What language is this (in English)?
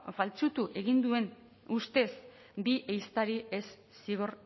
Basque